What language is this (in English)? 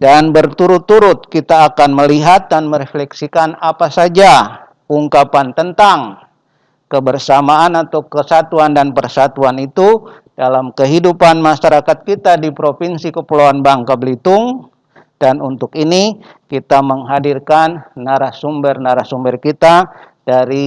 Indonesian